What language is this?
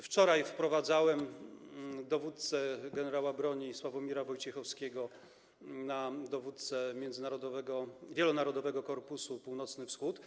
Polish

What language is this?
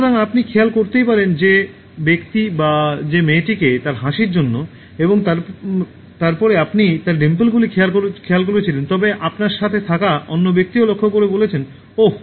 Bangla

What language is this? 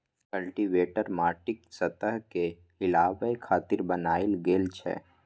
Maithili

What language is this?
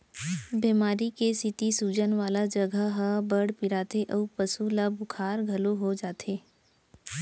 Chhattisgarhi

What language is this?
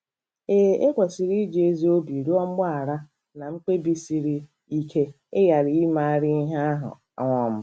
Igbo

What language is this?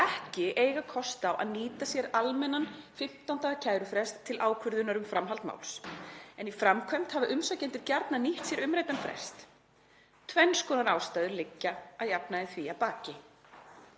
Icelandic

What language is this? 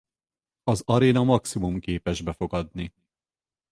Hungarian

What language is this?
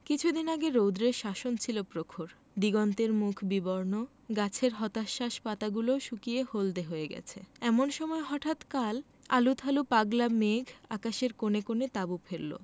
Bangla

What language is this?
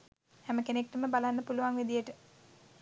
Sinhala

